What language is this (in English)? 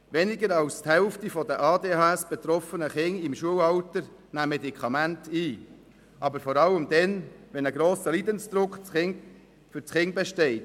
Swiss German